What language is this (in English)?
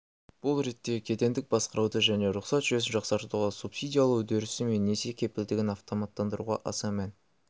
Kazakh